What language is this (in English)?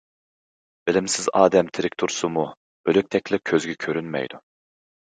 Uyghur